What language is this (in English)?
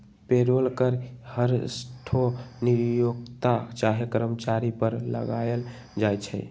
Magahi